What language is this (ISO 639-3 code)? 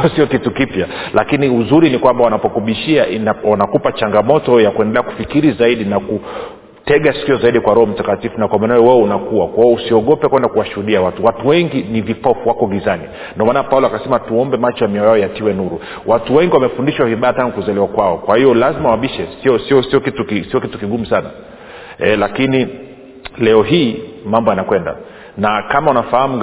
swa